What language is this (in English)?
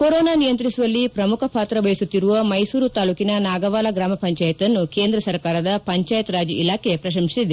Kannada